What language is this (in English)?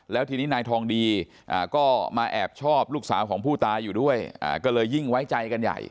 Thai